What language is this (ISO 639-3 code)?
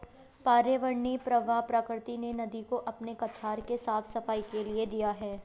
hin